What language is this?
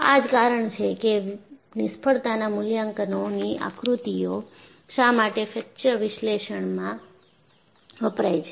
Gujarati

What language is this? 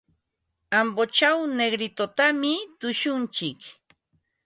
Ambo-Pasco Quechua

